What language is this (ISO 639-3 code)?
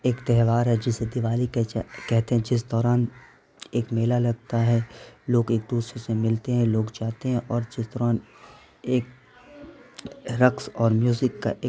urd